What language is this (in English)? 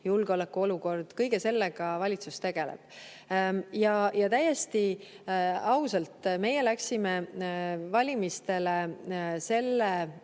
Estonian